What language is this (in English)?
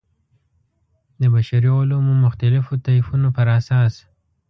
Pashto